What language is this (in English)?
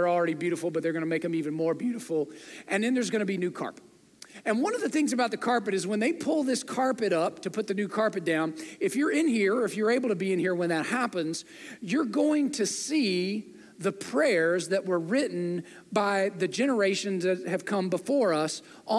English